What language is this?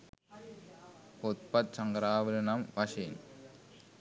Sinhala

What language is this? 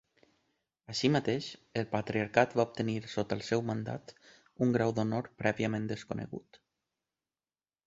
Catalan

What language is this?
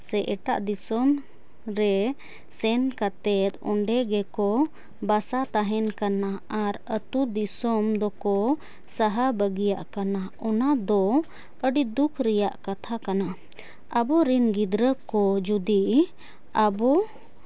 Santali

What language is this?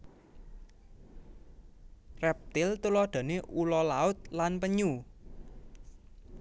Javanese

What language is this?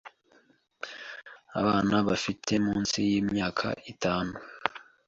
Kinyarwanda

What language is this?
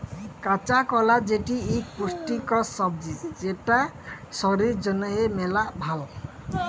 Bangla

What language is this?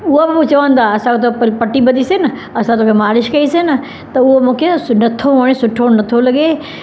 Sindhi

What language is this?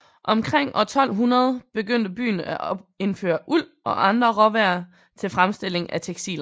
Danish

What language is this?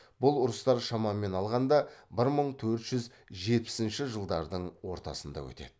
Kazakh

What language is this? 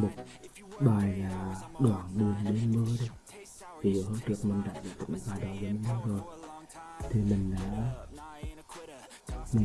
Vietnamese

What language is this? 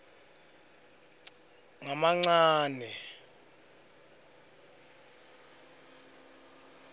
Swati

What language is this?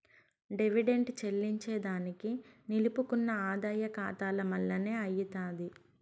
Telugu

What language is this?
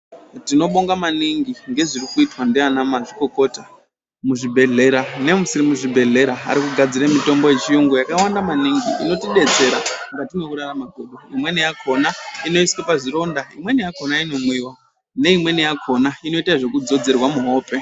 Ndau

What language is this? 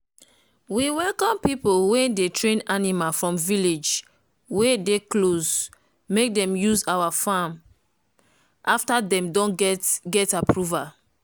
Nigerian Pidgin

